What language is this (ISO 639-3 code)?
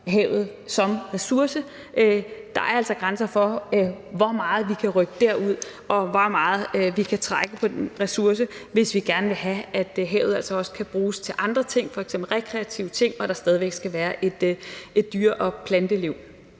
dan